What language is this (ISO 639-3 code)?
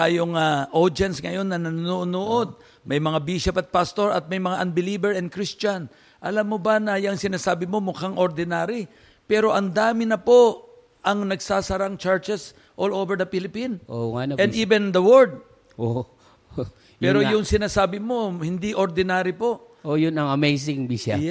fil